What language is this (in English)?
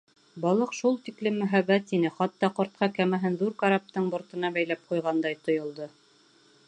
Bashkir